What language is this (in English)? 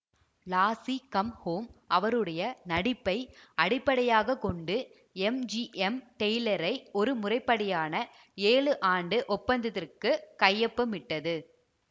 Tamil